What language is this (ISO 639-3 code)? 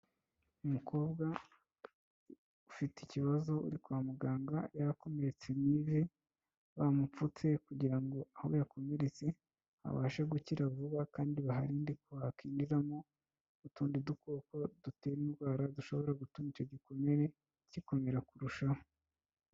kin